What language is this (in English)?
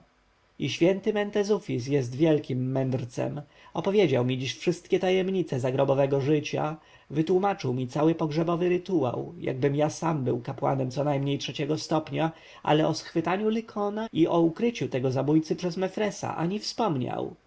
Polish